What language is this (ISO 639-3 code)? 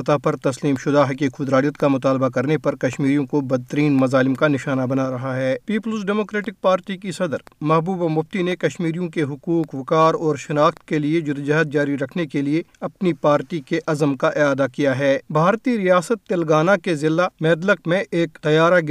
urd